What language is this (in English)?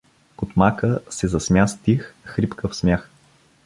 Bulgarian